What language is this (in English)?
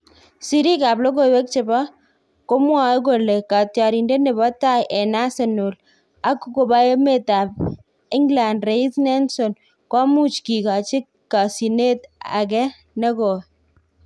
Kalenjin